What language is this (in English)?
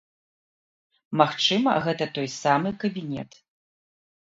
Belarusian